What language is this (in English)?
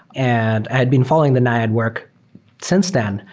English